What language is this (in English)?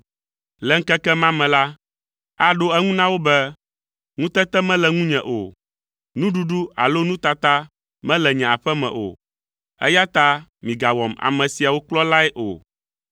Ewe